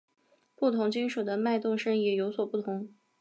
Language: Chinese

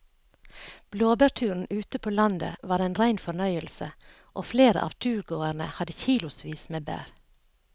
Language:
Norwegian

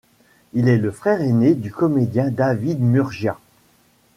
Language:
French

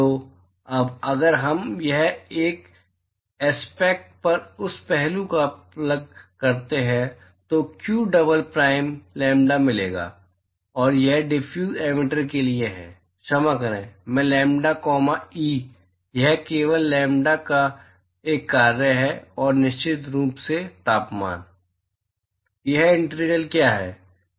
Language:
Hindi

